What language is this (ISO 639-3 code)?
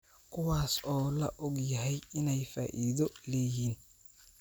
som